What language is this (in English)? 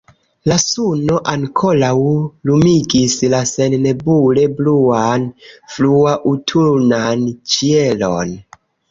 Esperanto